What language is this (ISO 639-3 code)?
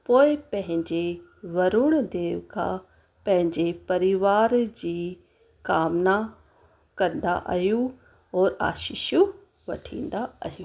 snd